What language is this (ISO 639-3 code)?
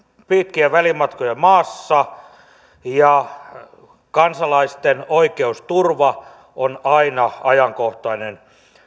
fin